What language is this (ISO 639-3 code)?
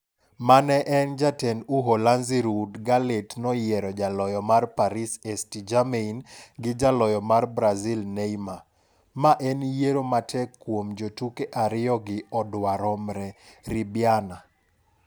luo